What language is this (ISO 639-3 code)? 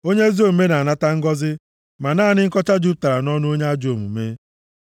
ibo